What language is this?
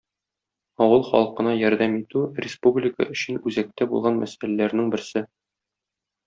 Tatar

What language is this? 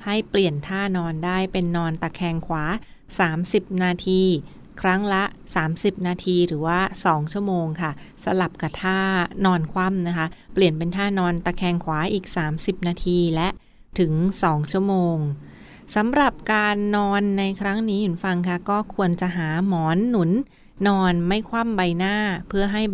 Thai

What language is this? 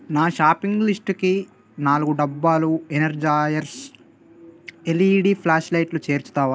Telugu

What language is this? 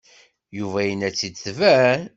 Kabyle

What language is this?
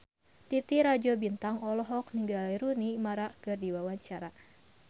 Sundanese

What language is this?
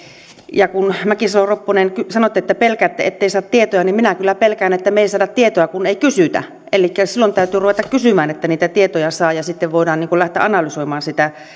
Finnish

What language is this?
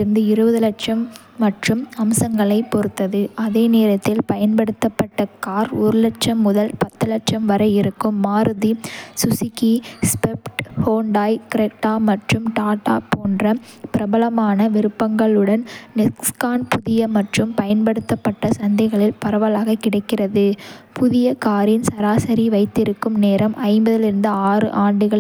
Kota (India)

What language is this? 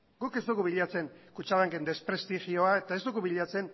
Basque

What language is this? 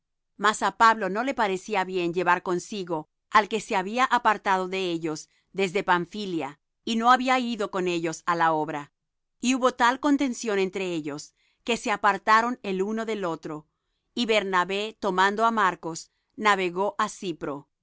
Spanish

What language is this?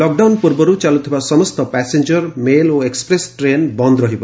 Odia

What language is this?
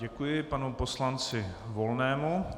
Czech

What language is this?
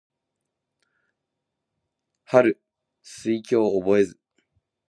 Japanese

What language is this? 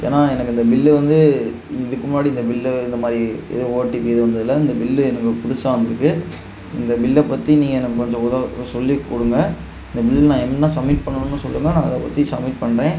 Tamil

